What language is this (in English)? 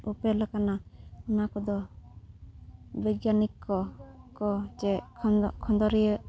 Santali